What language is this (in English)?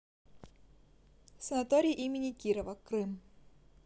Russian